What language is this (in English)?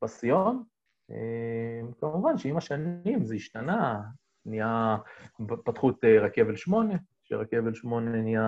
Hebrew